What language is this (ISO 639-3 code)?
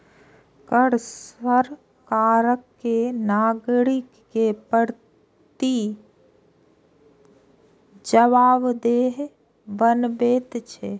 mai